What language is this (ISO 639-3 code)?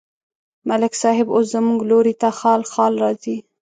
pus